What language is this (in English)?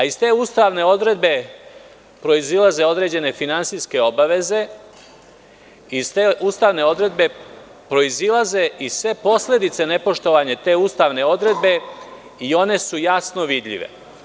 Serbian